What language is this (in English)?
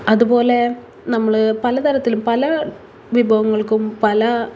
Malayalam